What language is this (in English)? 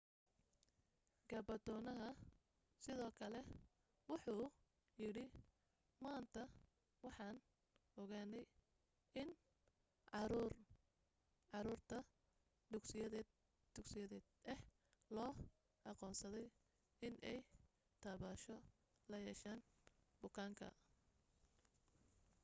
Somali